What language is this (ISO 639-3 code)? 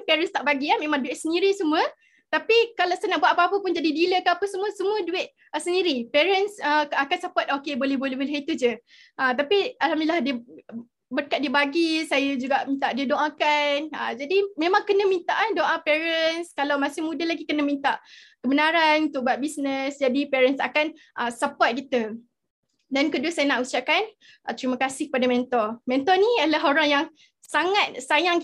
msa